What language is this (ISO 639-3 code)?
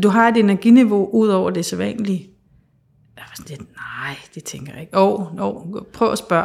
dan